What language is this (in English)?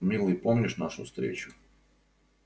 Russian